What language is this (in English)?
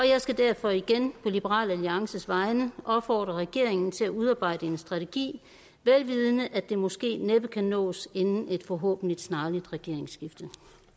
Danish